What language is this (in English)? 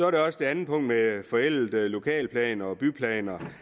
Danish